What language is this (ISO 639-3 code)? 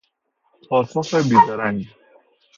fas